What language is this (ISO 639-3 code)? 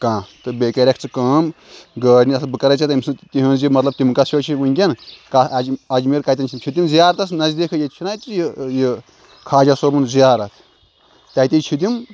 kas